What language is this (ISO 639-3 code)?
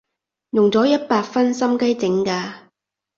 yue